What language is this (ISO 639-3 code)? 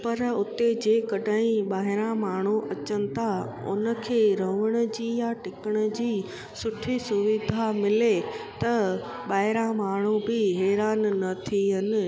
snd